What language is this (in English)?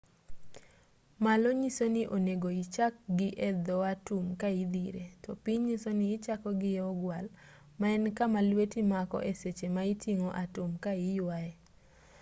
Luo (Kenya and Tanzania)